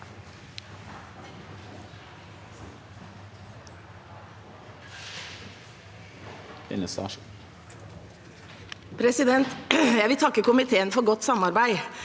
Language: Norwegian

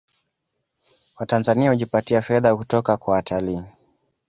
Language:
Swahili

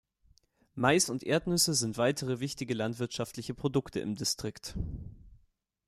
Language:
German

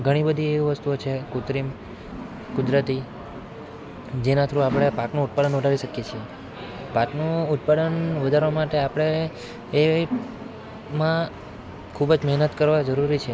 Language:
Gujarati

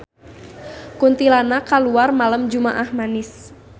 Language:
Sundanese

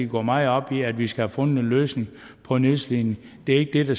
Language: Danish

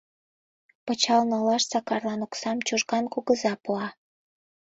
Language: Mari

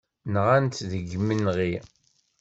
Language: Kabyle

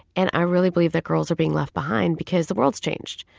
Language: English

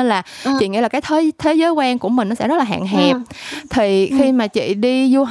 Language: Vietnamese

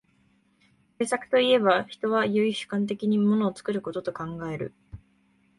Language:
Japanese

